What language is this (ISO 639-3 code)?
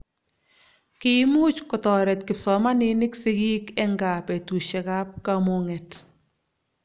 kln